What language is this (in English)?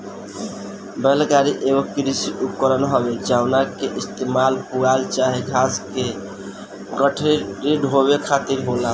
Bhojpuri